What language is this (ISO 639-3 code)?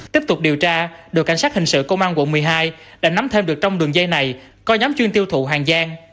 vie